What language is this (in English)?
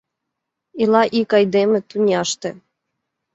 Mari